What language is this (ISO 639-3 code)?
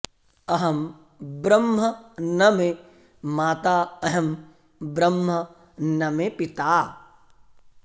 san